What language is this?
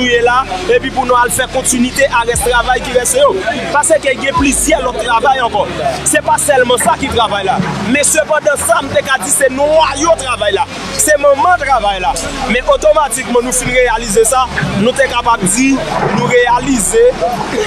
French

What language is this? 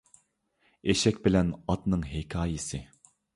Uyghur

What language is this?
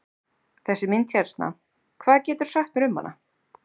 Icelandic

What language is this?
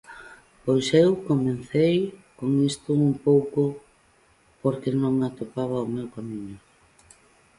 Galician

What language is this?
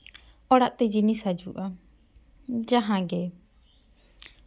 Santali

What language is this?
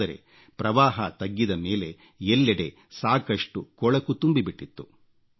Kannada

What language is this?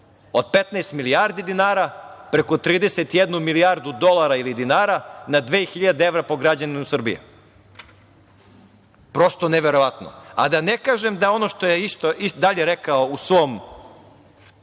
Serbian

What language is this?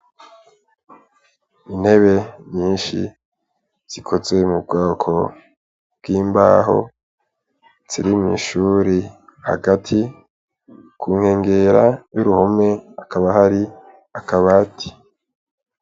Rundi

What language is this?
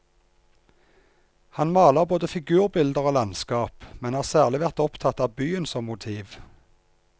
Norwegian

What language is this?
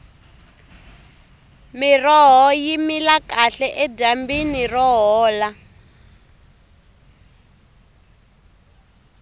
Tsonga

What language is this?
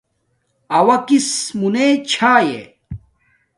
Domaaki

